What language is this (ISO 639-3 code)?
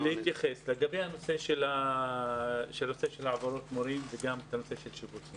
heb